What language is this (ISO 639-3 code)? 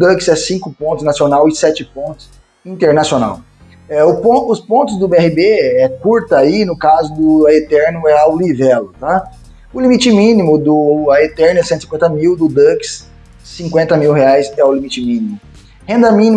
por